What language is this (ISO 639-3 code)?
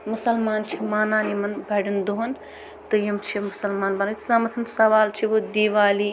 kas